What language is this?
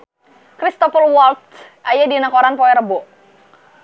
Sundanese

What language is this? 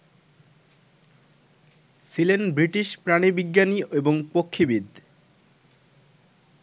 Bangla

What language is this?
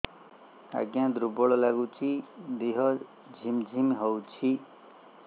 Odia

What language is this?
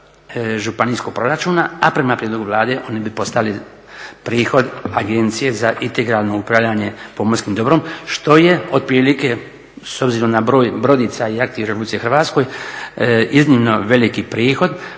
Croatian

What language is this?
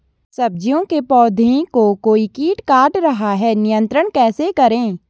Hindi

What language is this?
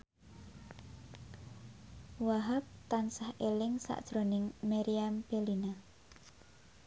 Javanese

